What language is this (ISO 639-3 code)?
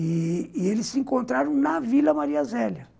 por